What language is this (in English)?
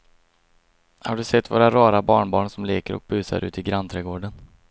Swedish